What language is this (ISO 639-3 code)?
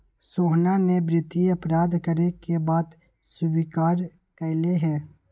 mag